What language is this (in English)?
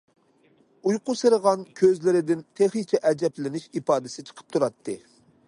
Uyghur